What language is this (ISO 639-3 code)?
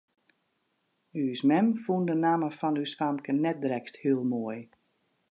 fry